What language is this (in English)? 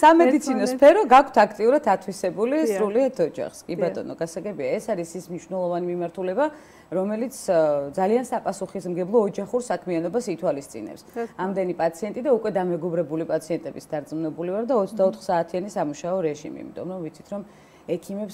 Romanian